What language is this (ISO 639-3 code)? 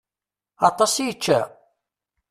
kab